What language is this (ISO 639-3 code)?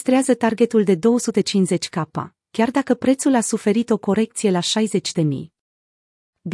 ron